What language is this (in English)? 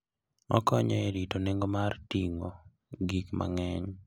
Luo (Kenya and Tanzania)